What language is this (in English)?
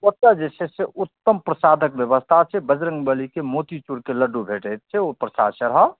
Maithili